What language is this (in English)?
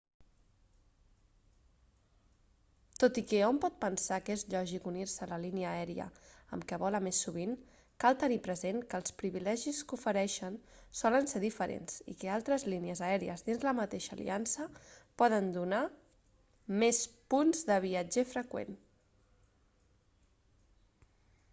Catalan